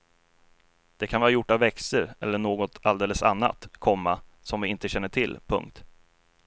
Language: Swedish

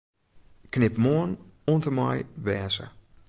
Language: Western Frisian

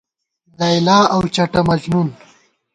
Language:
Gawar-Bati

